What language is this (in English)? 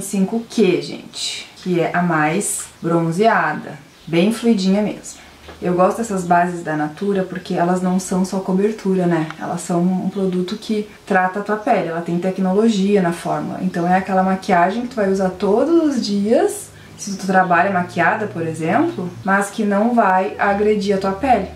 Portuguese